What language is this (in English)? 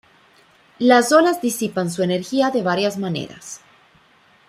Spanish